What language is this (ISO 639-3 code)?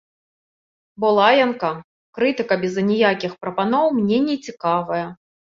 bel